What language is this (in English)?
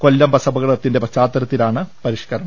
Malayalam